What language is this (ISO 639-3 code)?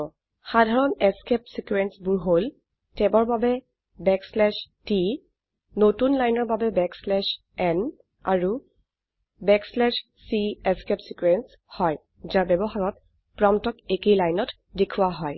asm